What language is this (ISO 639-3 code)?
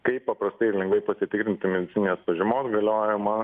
lit